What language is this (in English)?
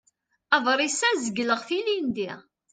Kabyle